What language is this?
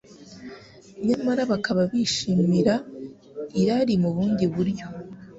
Kinyarwanda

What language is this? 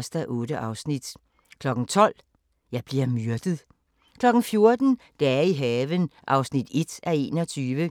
Danish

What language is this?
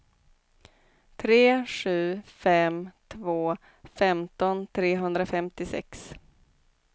Swedish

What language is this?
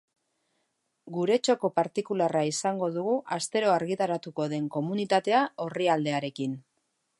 Basque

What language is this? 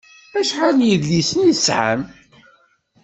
Kabyle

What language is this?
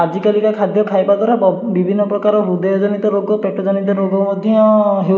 Odia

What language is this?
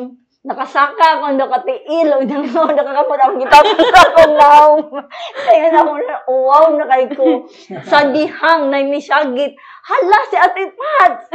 Filipino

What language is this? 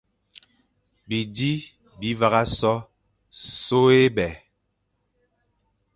Fang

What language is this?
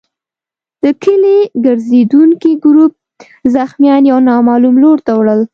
Pashto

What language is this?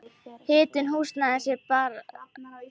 Icelandic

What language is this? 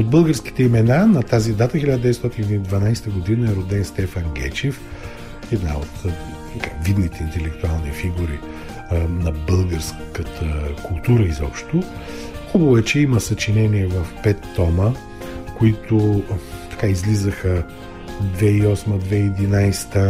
Bulgarian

